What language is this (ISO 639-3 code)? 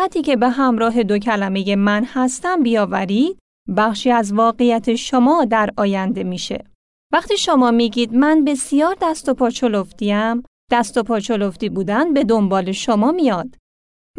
fas